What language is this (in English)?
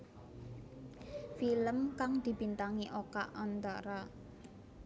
Javanese